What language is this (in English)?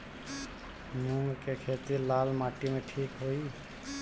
Bhojpuri